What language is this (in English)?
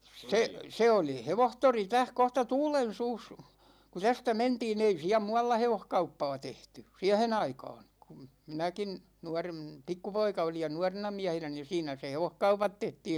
Finnish